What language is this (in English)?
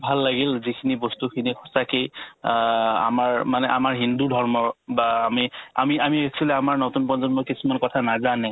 Assamese